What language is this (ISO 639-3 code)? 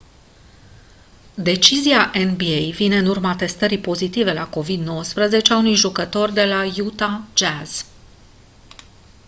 ron